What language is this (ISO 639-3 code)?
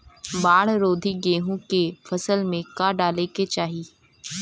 bho